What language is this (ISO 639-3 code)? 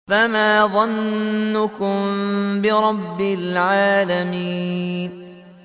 ara